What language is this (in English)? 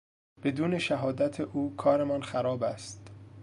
Persian